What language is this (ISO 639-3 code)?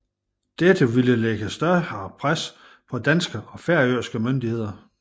dan